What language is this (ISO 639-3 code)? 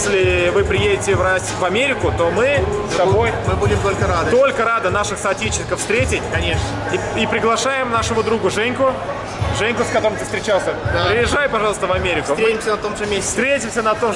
rus